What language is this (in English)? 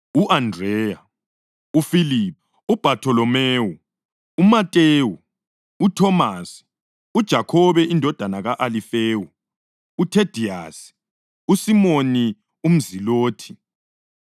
North Ndebele